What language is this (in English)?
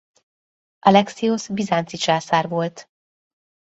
Hungarian